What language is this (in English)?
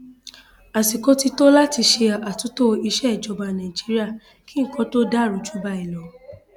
Yoruba